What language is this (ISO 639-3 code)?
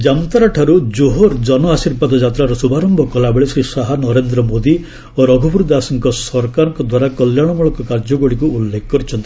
ori